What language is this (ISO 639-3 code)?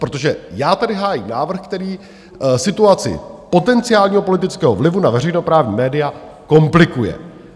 ces